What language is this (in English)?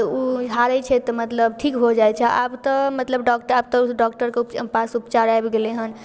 Maithili